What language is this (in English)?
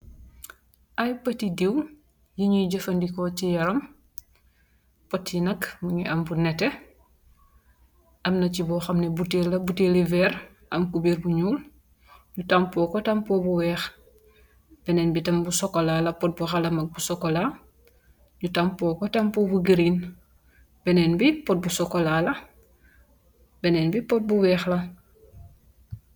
Wolof